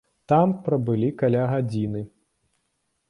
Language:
Belarusian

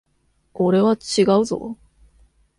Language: Japanese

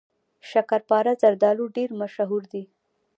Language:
Pashto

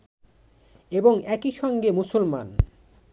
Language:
Bangla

